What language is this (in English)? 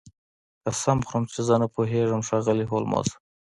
Pashto